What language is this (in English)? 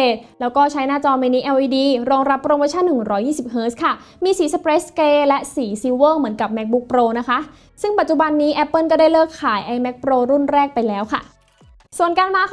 Thai